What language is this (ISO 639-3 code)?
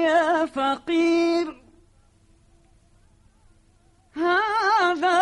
ara